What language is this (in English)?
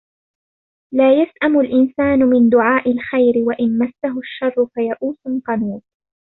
Arabic